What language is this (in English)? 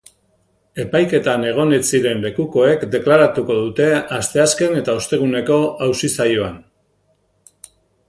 Basque